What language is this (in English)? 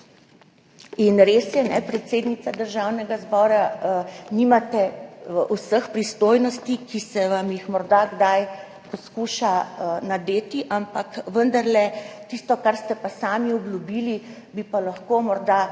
Slovenian